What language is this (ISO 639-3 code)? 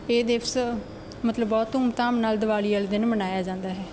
pan